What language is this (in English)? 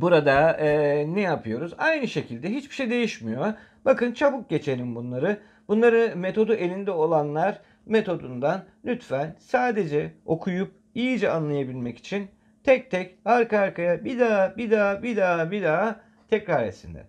Turkish